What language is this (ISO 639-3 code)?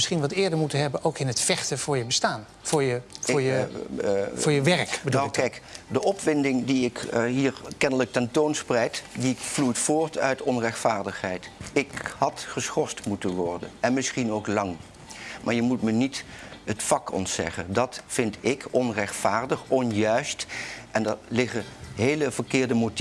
nld